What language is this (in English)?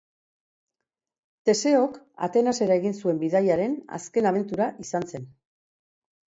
Basque